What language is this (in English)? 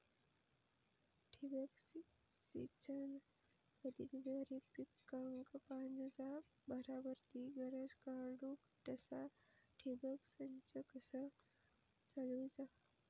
Marathi